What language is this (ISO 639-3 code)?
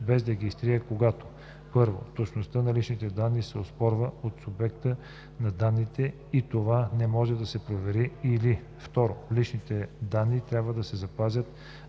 bul